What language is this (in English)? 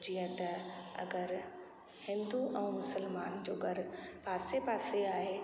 Sindhi